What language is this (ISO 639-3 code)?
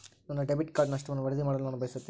kan